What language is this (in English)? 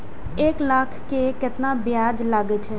Maithili